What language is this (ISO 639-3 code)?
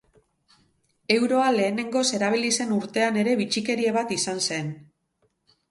eus